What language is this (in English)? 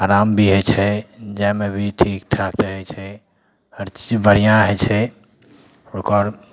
Maithili